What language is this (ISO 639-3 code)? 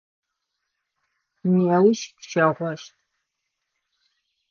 ady